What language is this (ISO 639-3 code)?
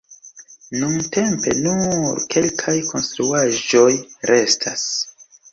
epo